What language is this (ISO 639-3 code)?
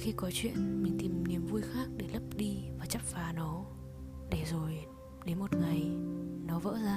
vie